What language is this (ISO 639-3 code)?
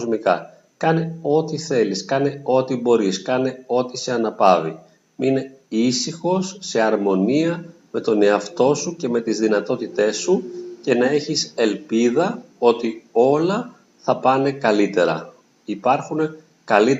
ell